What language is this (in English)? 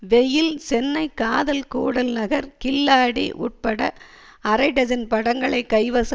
Tamil